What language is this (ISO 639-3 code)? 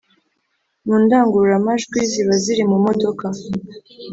kin